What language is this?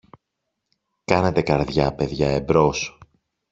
Greek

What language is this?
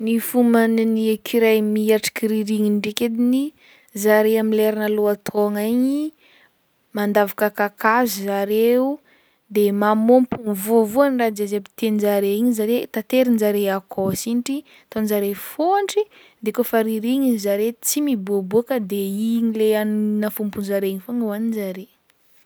Northern Betsimisaraka Malagasy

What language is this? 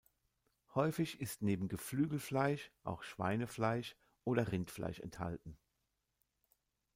German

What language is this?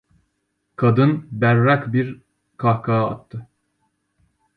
Turkish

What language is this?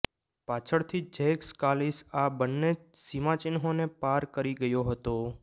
Gujarati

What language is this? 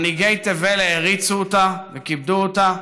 Hebrew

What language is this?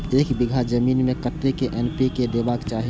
Maithili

